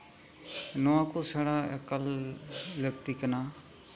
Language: Santali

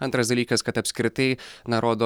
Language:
Lithuanian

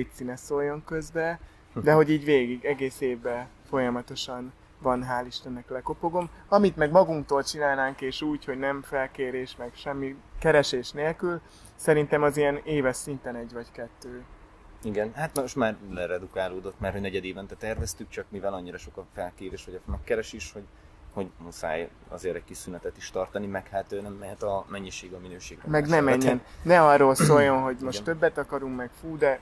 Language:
Hungarian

